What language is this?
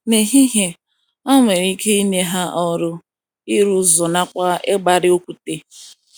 Igbo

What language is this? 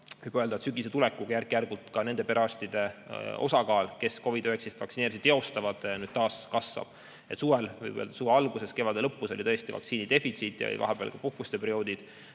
Estonian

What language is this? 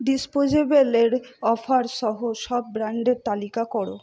Bangla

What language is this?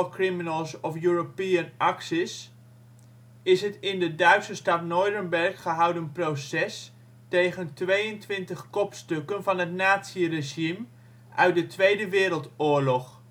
Dutch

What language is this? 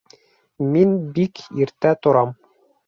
Bashkir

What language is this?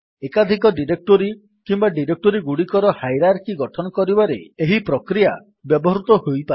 Odia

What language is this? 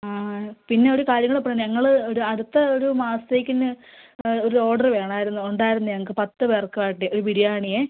Malayalam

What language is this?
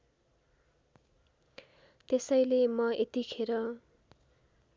Nepali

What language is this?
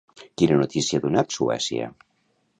Catalan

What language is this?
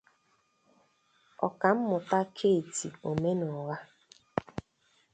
Igbo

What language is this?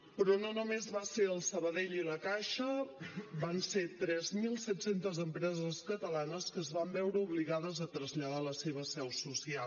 Catalan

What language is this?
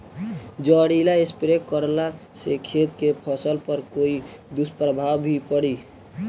Bhojpuri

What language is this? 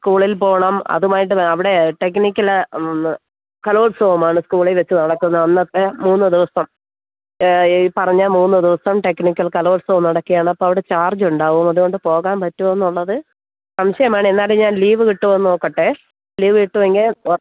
Malayalam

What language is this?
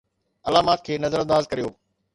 Sindhi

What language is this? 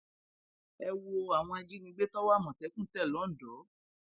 Yoruba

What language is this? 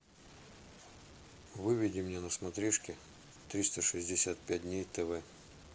Russian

